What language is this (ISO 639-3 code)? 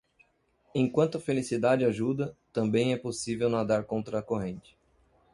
por